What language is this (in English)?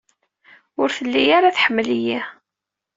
Kabyle